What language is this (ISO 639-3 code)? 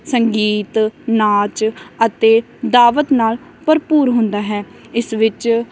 pan